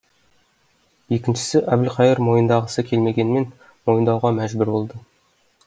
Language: Kazakh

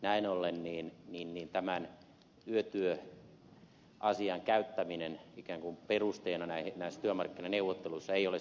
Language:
Finnish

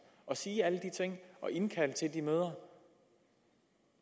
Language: Danish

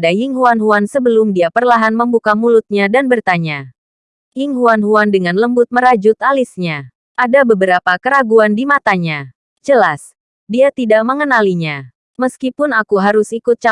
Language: Indonesian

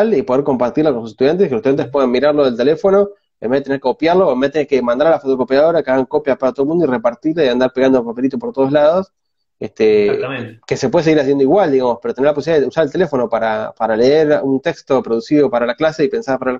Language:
Spanish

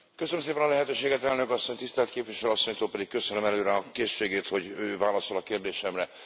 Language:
Hungarian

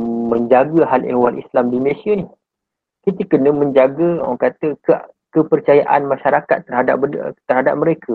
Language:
Malay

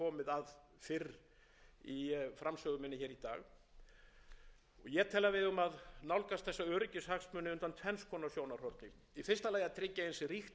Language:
Icelandic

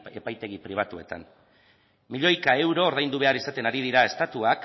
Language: Basque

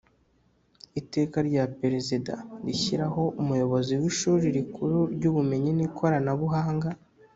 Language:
Kinyarwanda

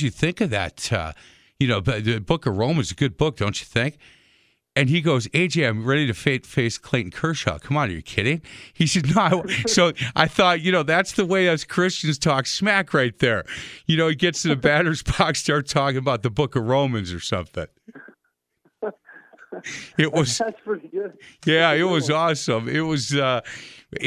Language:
English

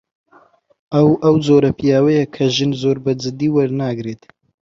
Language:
Central Kurdish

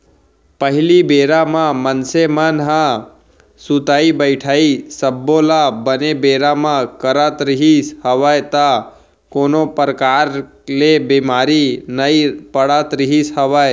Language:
Chhattisgarhi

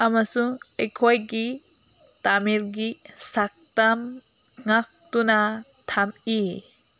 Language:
Manipuri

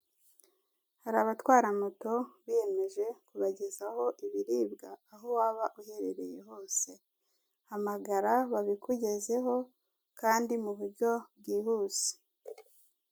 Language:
Kinyarwanda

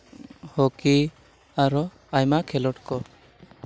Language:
Santali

